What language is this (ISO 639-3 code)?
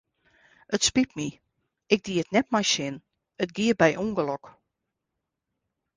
fry